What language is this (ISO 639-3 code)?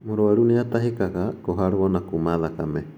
kik